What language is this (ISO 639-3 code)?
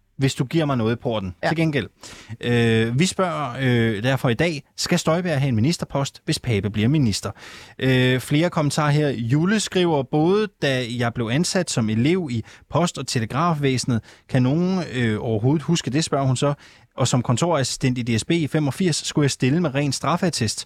dan